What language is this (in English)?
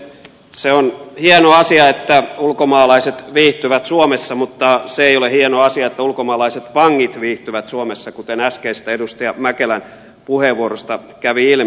Finnish